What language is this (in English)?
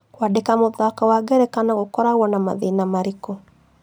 Kikuyu